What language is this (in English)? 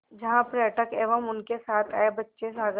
Hindi